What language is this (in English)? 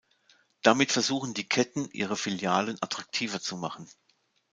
German